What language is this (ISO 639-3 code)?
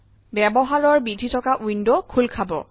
asm